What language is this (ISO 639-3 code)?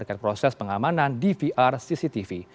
ind